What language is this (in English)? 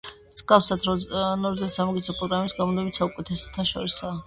Georgian